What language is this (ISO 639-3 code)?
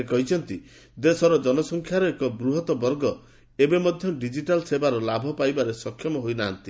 ori